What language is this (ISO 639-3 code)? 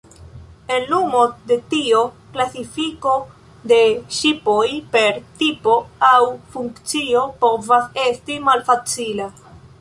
epo